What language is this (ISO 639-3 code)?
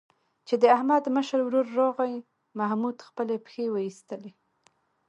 pus